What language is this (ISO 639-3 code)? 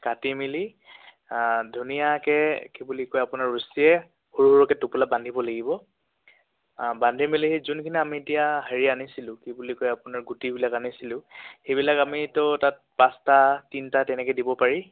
asm